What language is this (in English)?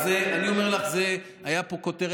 Hebrew